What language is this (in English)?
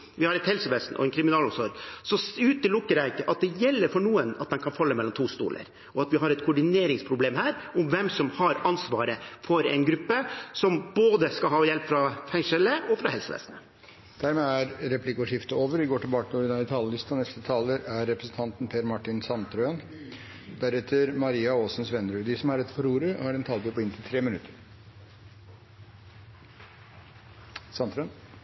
Norwegian Bokmål